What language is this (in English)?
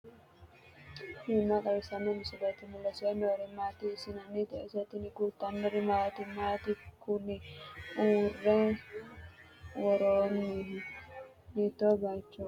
Sidamo